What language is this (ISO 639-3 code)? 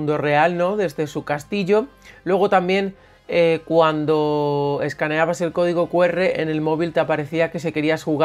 spa